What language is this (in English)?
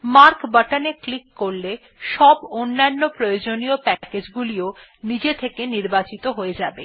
Bangla